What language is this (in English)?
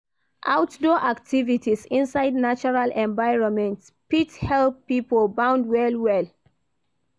Nigerian Pidgin